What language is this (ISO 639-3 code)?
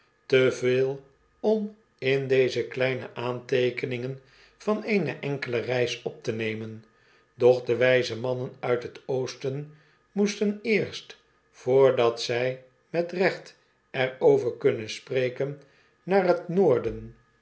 nld